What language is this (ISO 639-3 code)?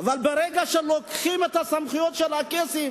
heb